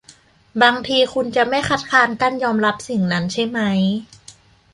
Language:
Thai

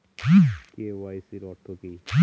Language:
Bangla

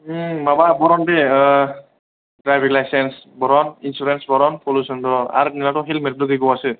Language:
Bodo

